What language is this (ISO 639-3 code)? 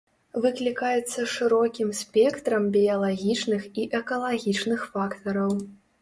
bel